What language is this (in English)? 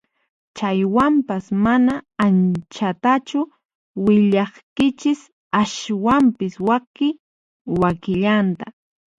Puno Quechua